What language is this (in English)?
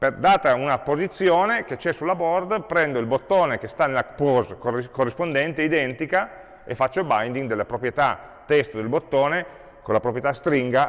Italian